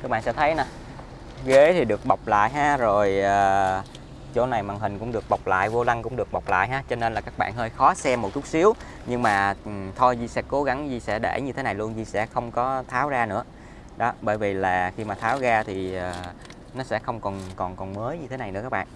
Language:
Vietnamese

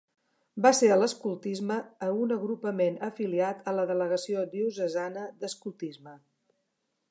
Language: Catalan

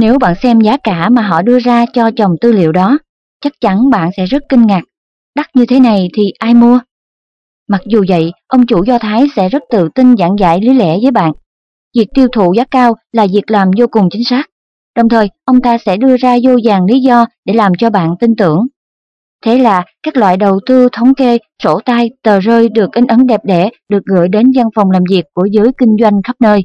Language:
Vietnamese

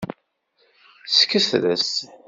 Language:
Kabyle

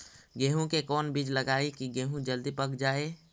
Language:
Magahi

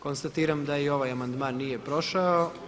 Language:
Croatian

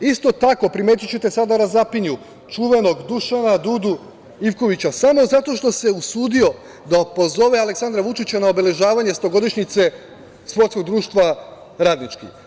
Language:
Serbian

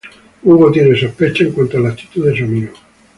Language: Spanish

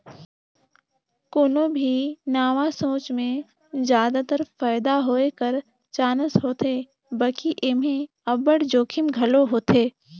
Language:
Chhattisgarhi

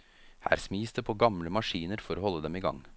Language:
Norwegian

